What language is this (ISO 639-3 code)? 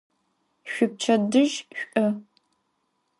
ady